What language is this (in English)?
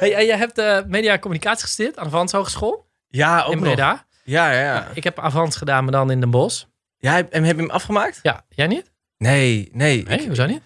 Dutch